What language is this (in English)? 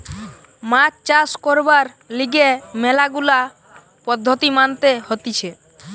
Bangla